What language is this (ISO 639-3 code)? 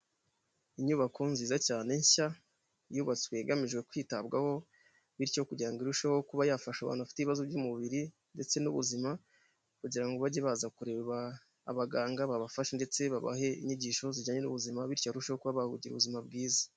kin